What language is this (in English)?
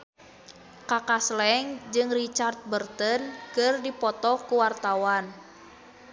Sundanese